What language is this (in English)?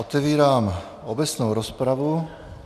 Czech